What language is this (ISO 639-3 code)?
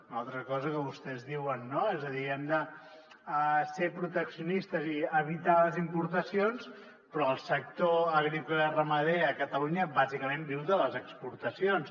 cat